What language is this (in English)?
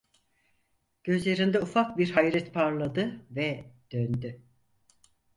Turkish